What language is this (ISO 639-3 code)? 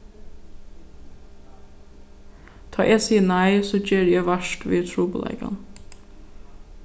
fao